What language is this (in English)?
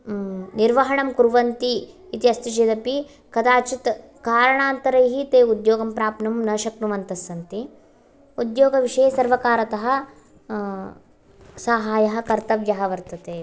Sanskrit